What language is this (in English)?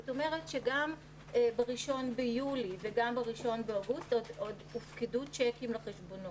Hebrew